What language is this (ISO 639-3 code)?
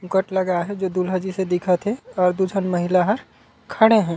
hne